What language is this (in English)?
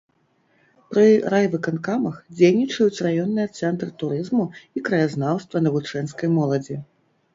Belarusian